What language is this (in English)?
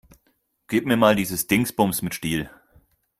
German